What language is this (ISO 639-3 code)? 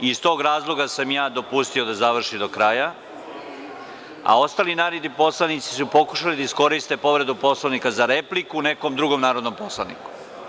srp